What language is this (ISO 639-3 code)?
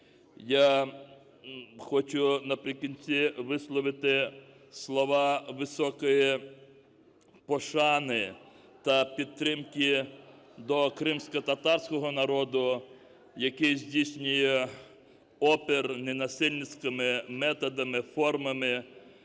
ukr